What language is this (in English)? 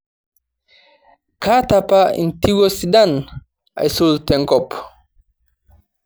Masai